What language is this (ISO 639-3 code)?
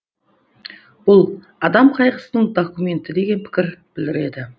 kaz